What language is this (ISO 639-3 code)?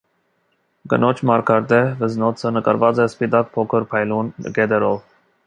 hye